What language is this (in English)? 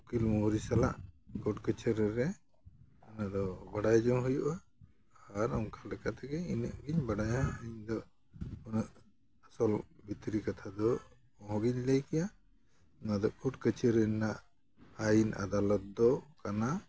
Santali